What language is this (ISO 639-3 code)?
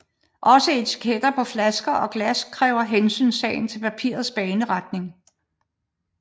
dan